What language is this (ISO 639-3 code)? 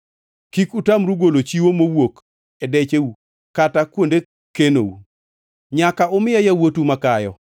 luo